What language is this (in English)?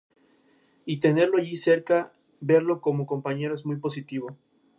Spanish